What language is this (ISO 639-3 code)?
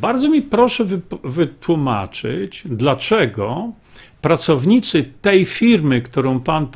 pol